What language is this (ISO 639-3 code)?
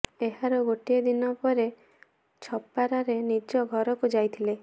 ori